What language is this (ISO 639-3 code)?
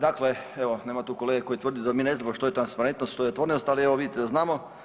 hrv